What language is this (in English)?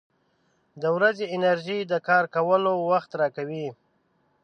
Pashto